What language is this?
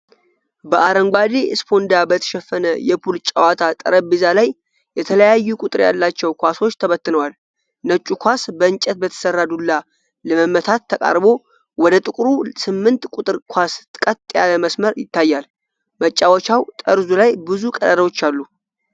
Amharic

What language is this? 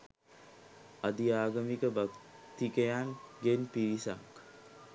Sinhala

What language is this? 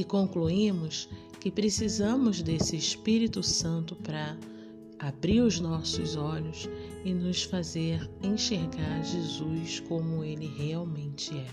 Portuguese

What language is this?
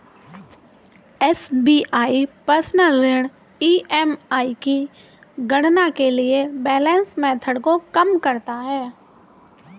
Hindi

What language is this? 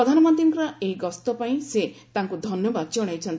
Odia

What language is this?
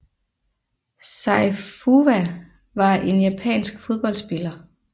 Danish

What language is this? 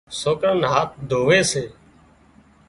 Wadiyara Koli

